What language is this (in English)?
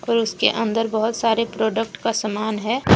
Hindi